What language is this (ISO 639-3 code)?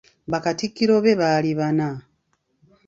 lug